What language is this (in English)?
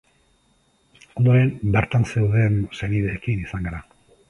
Basque